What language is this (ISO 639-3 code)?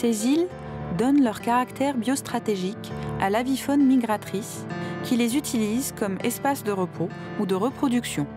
fra